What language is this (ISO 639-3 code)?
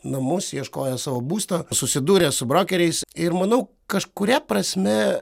lit